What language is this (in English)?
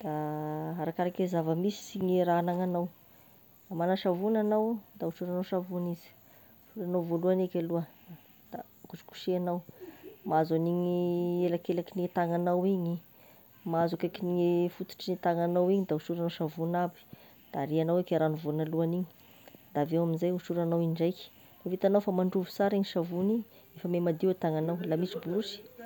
Tesaka Malagasy